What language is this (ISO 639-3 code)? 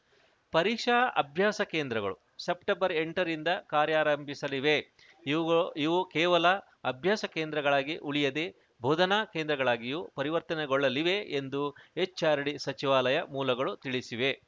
kan